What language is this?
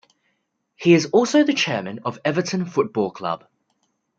English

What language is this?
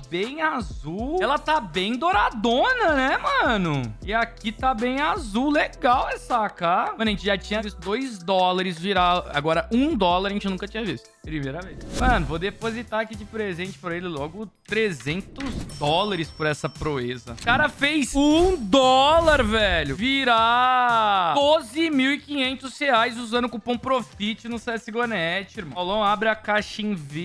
Portuguese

